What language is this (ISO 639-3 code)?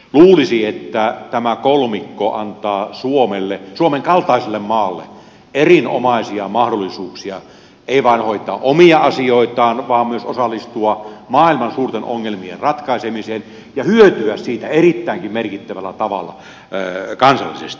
fin